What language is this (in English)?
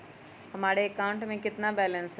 Magahi